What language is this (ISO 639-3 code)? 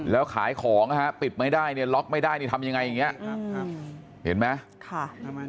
tha